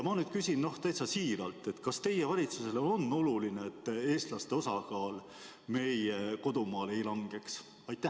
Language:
Estonian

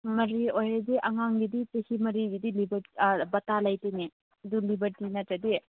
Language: Manipuri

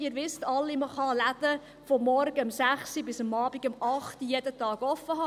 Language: Swiss German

